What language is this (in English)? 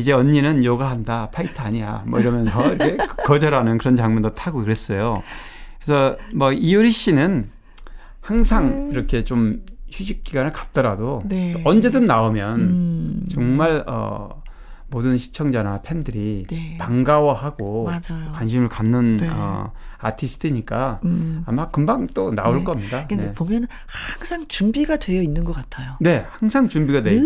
Korean